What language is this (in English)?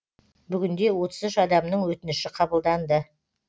Kazakh